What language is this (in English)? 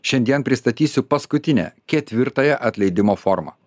Lithuanian